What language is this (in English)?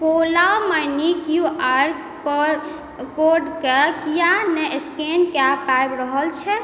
Maithili